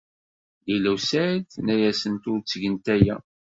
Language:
Kabyle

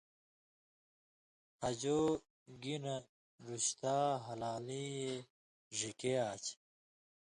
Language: Indus Kohistani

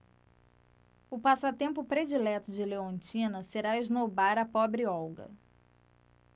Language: Portuguese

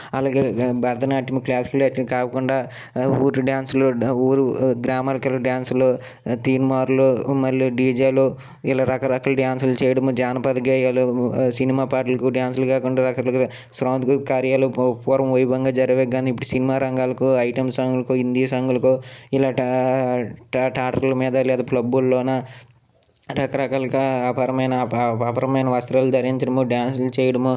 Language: Telugu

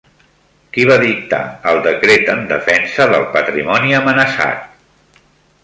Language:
Catalan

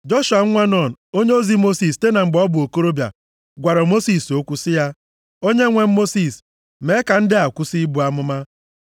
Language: Igbo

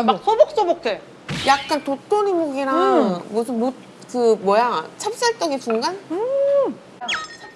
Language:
Korean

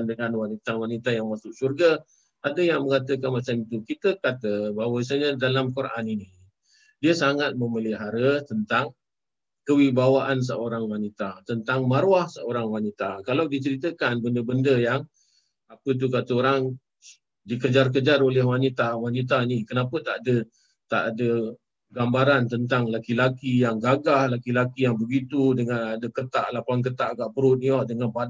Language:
Malay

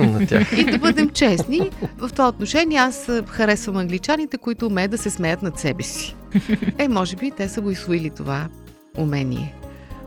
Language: Bulgarian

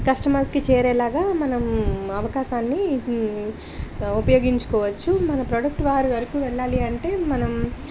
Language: Telugu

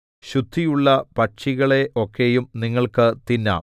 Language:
Malayalam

